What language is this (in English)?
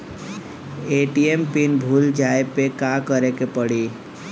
Bhojpuri